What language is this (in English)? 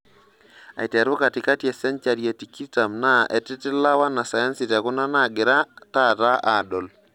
Masai